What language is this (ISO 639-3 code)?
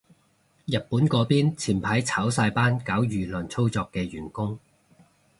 yue